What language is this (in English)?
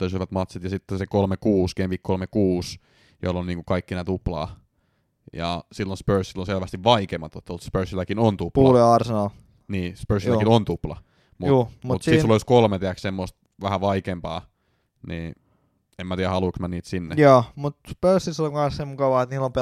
Finnish